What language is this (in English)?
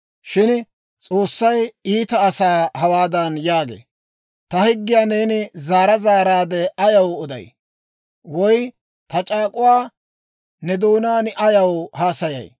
Dawro